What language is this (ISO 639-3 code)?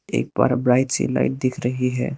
hin